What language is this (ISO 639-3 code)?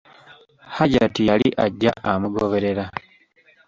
lug